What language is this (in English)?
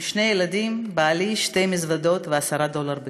Hebrew